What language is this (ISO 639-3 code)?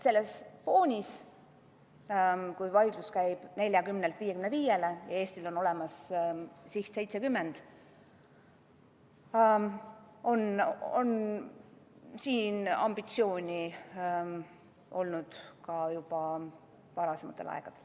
est